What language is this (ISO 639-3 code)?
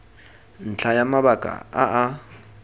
tsn